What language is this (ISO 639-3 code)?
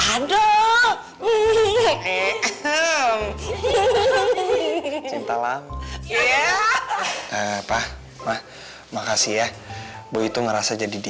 ind